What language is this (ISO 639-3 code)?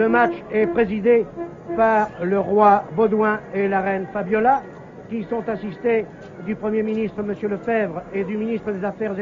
fra